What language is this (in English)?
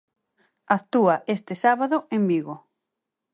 Galician